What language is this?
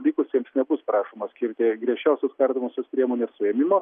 Lithuanian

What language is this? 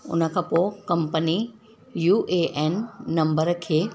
Sindhi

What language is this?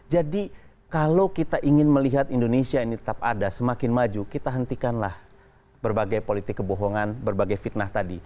Indonesian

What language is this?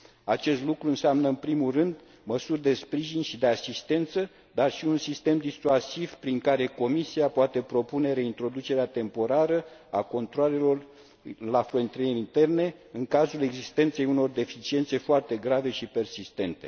Romanian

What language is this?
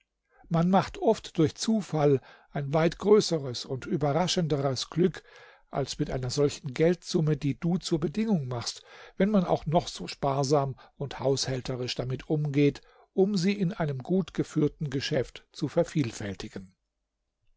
German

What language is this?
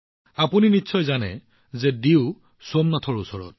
Assamese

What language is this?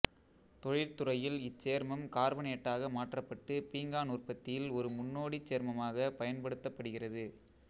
Tamil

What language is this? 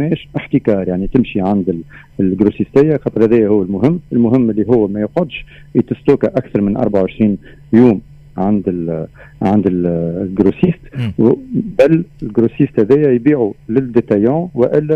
Arabic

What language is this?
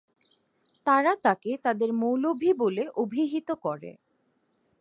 Bangla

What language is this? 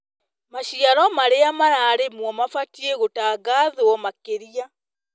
Kikuyu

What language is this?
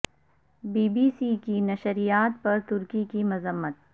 Urdu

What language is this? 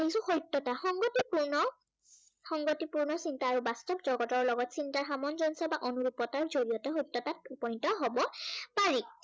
Assamese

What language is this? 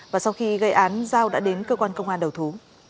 Vietnamese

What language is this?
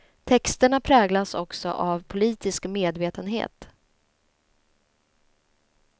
Swedish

